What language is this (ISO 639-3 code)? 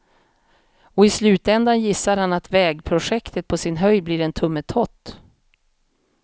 swe